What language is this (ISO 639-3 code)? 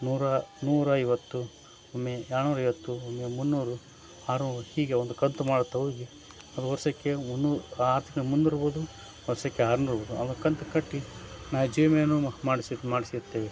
kan